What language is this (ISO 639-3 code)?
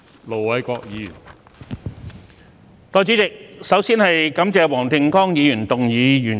yue